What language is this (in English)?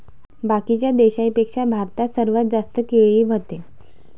Marathi